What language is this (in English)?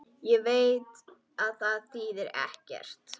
Icelandic